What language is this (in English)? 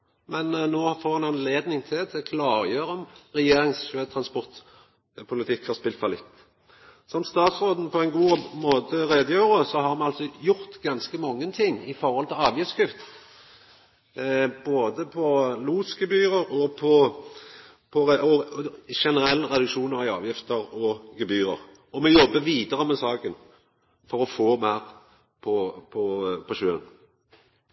Norwegian Nynorsk